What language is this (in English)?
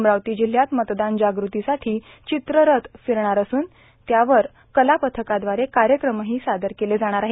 Marathi